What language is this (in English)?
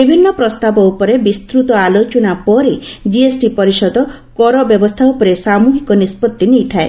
Odia